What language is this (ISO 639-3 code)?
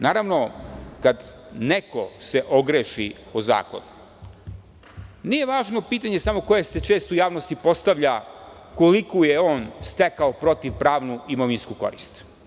srp